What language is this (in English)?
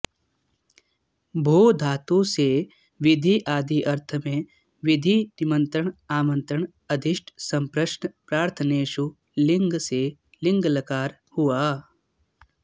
Sanskrit